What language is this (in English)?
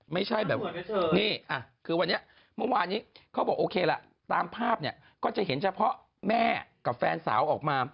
Thai